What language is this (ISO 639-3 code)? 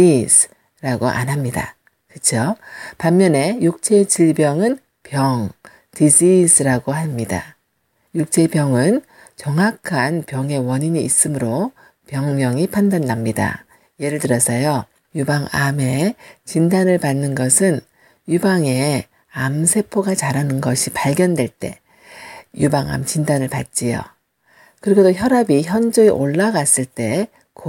kor